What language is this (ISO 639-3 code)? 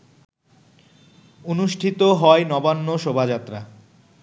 ben